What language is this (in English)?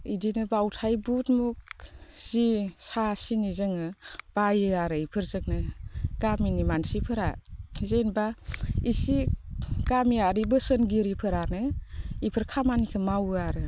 Bodo